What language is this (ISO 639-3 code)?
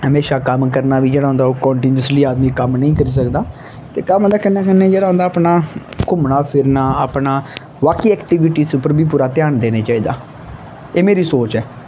doi